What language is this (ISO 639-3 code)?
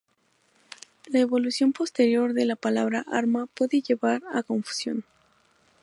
spa